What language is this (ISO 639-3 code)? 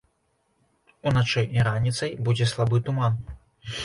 bel